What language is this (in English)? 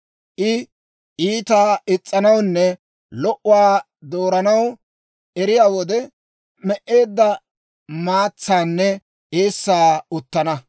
Dawro